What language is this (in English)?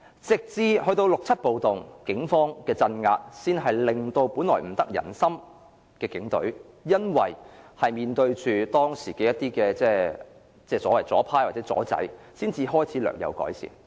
Cantonese